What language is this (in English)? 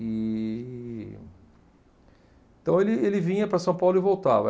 Portuguese